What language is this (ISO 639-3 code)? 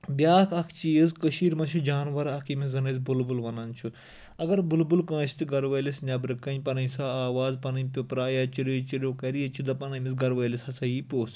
kas